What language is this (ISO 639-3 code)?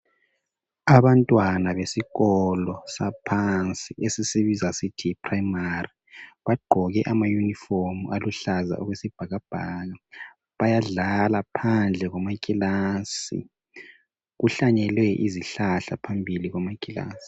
nde